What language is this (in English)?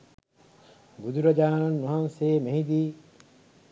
Sinhala